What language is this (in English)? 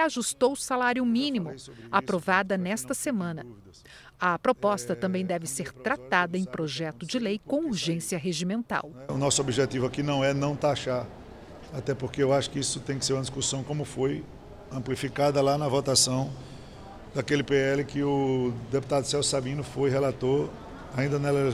Portuguese